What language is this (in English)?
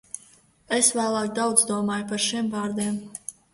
Latvian